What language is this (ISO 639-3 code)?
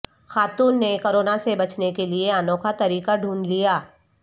urd